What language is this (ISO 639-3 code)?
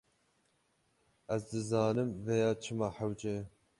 kur